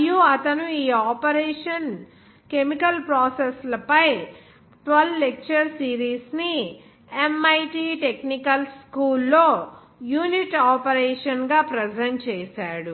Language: Telugu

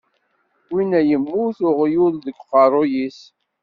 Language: Kabyle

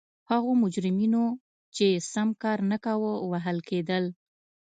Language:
Pashto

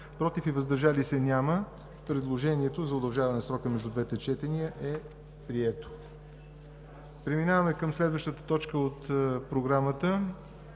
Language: Bulgarian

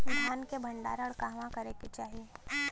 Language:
Bhojpuri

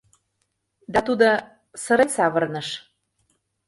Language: Mari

